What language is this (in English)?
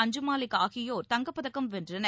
Tamil